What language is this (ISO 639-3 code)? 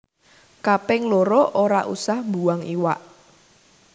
jav